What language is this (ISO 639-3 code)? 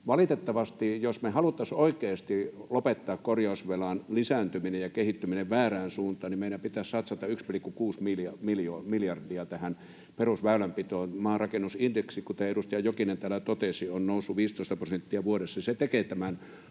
fin